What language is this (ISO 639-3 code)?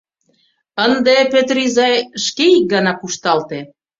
chm